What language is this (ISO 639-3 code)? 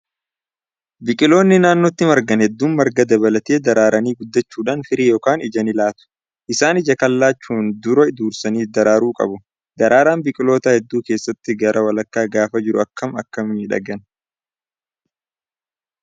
orm